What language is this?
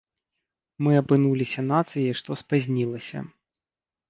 Belarusian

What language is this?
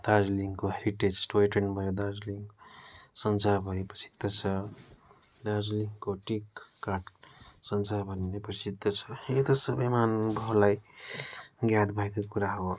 Nepali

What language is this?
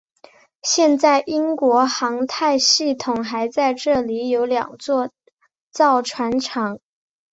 Chinese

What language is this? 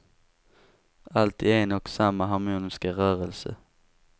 Swedish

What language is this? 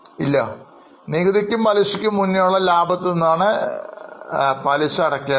Malayalam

